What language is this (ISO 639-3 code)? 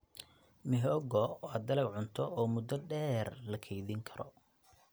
som